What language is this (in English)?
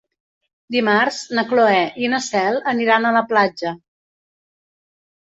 Catalan